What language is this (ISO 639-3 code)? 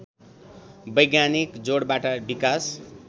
nep